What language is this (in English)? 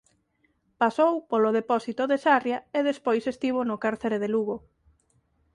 Galician